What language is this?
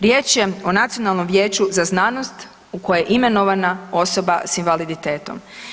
Croatian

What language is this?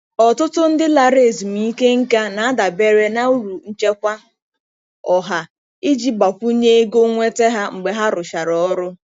Igbo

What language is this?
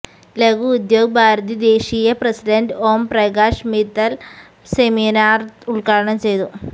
Malayalam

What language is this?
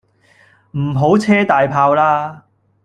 Cantonese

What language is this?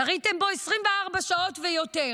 Hebrew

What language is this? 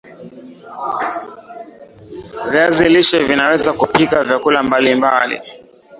Swahili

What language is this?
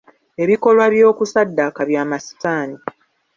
Ganda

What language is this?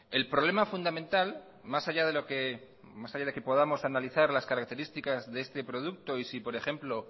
Spanish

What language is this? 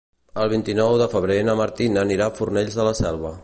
Catalan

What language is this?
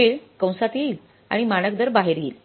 Marathi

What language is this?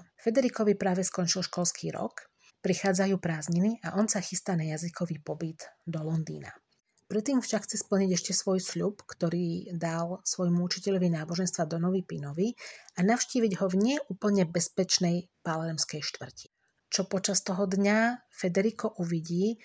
Slovak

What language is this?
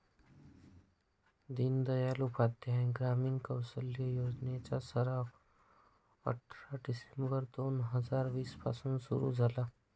Marathi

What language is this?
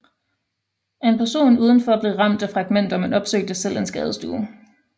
Danish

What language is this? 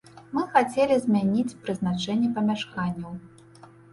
Belarusian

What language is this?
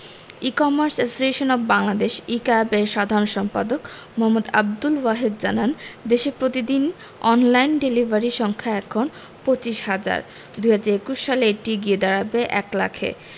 Bangla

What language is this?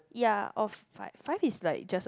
English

